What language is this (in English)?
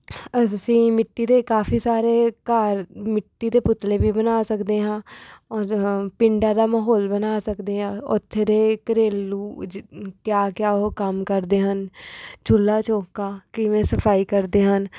Punjabi